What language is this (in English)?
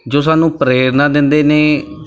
Punjabi